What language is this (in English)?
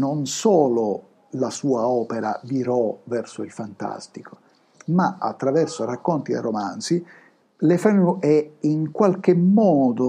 Italian